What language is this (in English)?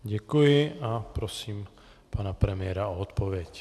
Czech